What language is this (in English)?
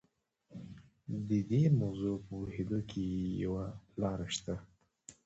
Pashto